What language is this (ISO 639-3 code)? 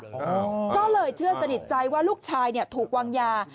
tha